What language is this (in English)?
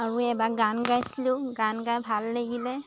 Assamese